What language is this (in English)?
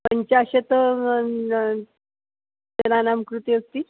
Sanskrit